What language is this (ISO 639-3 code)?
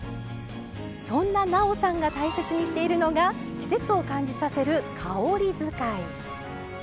jpn